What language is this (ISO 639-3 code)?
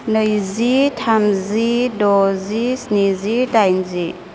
brx